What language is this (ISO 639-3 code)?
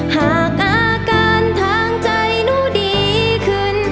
tha